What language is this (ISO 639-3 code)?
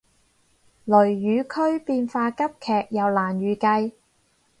yue